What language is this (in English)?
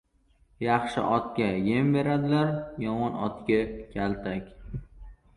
Uzbek